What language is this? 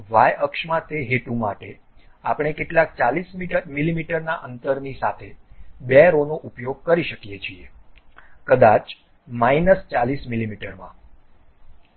Gujarati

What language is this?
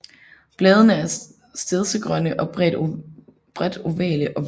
Danish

